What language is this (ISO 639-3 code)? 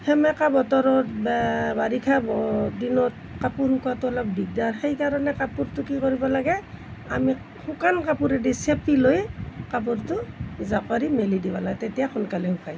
asm